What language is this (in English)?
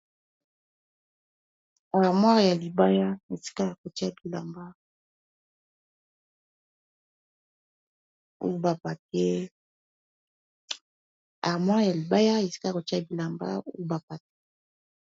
Lingala